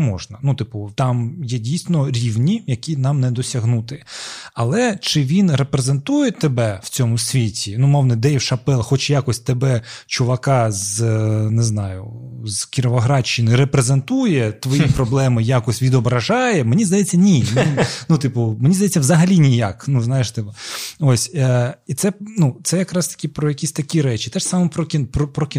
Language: Ukrainian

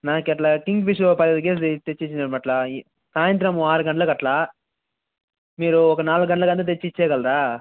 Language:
Telugu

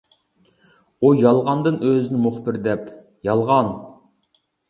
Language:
Uyghur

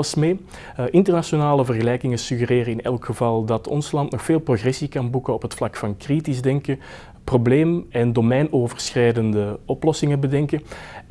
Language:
Dutch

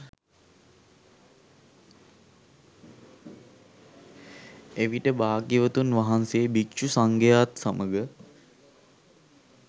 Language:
Sinhala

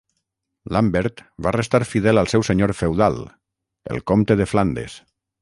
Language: Catalan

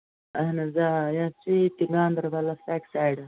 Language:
Kashmiri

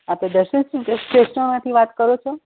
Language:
Gujarati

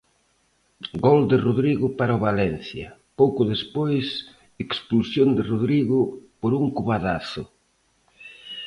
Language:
Galician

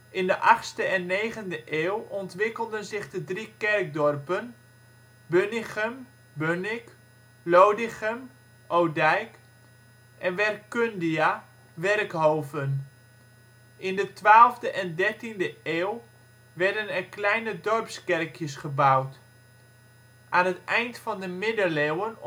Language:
Dutch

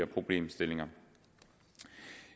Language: Danish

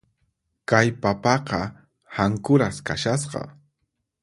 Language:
Puno Quechua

